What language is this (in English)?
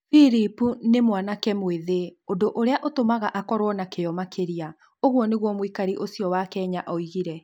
Kikuyu